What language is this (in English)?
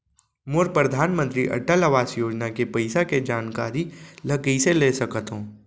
Chhattisgarhi